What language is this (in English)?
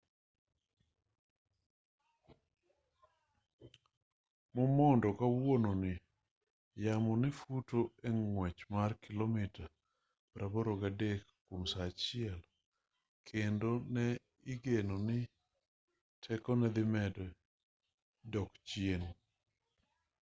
Luo (Kenya and Tanzania)